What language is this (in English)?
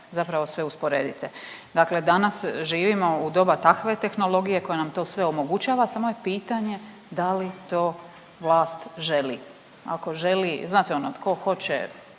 Croatian